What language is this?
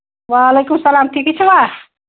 Kashmiri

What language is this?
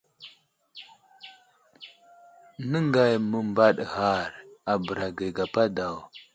Wuzlam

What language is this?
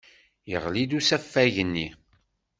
Kabyle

